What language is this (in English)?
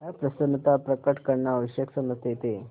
Hindi